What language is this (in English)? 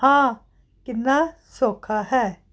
Punjabi